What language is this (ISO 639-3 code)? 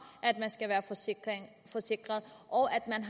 dan